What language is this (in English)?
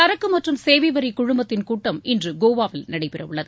Tamil